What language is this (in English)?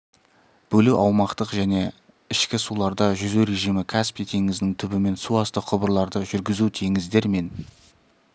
Kazakh